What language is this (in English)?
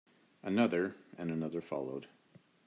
English